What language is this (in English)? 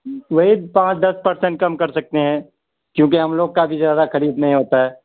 Urdu